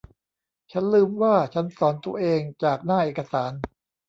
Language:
Thai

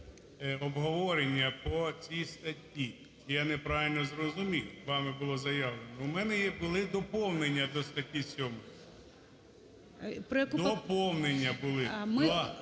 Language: Ukrainian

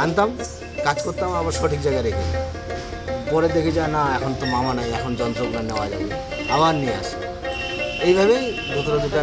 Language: Kannada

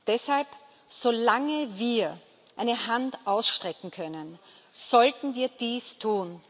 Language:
German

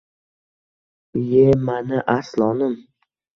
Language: Uzbek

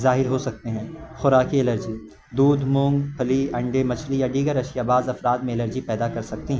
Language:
Urdu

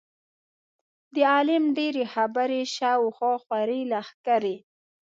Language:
Pashto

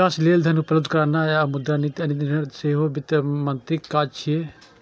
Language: Maithili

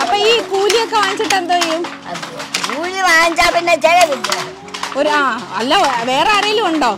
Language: Malayalam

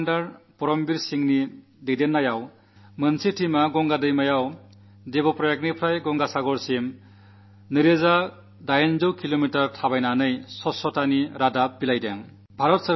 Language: Malayalam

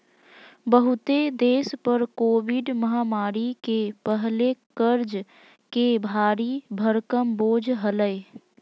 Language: Magahi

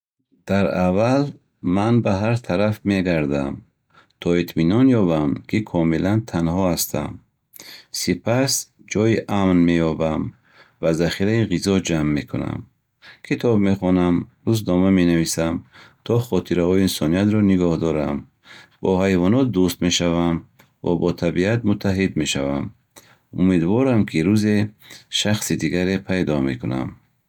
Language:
Bukharic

